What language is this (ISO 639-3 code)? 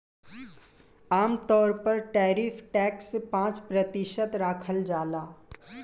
bho